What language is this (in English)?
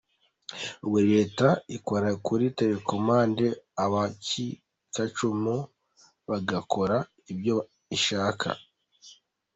Kinyarwanda